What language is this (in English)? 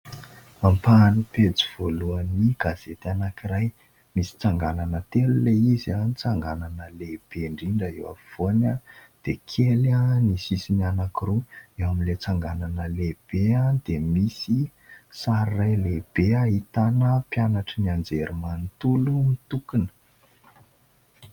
Malagasy